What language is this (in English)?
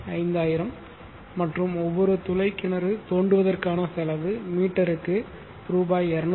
Tamil